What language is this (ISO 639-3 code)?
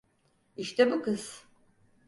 tur